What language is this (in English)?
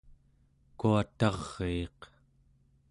Central Yupik